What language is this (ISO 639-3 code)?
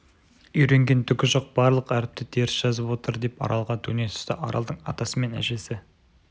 kaz